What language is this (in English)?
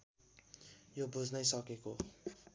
Nepali